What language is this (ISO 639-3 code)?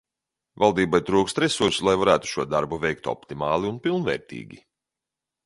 lav